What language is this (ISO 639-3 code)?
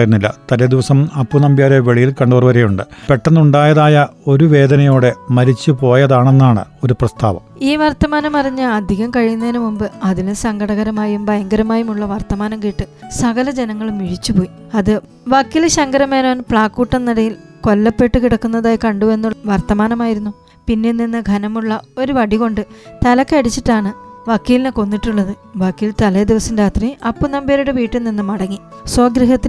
mal